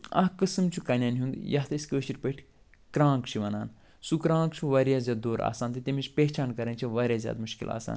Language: Kashmiri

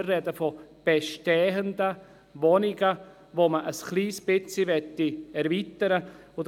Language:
Swiss German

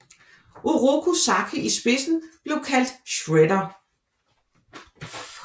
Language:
Danish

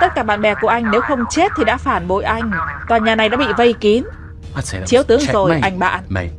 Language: Vietnamese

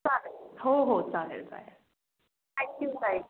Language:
Marathi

